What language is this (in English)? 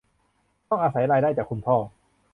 Thai